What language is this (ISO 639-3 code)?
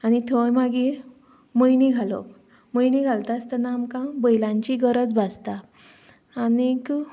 kok